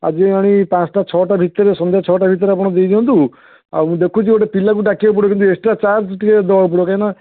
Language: Odia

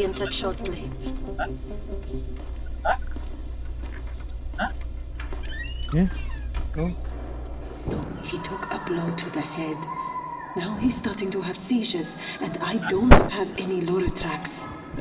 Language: Indonesian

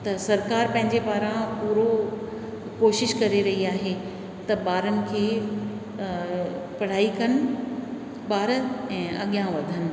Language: Sindhi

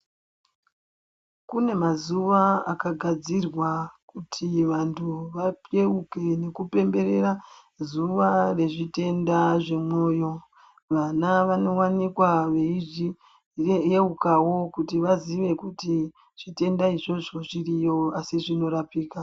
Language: Ndau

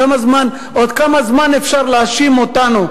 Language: Hebrew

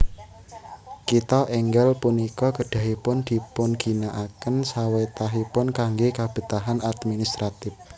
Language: Javanese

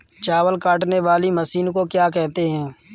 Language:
Hindi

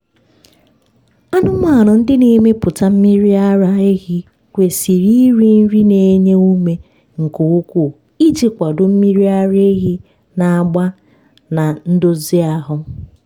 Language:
Igbo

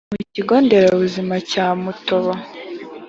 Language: Kinyarwanda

